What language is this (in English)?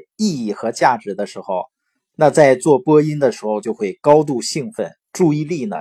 Chinese